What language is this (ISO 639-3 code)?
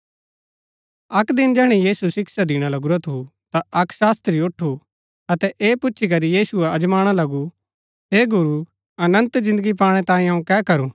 gbk